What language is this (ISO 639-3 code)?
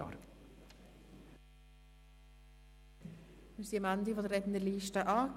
gsw